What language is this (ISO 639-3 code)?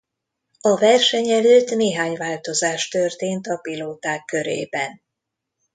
hun